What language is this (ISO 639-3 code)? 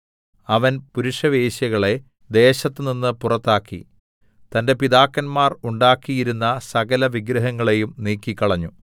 mal